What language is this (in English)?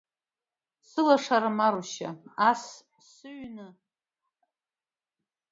Abkhazian